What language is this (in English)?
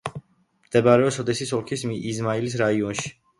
Georgian